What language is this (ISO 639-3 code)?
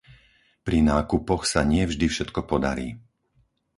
slk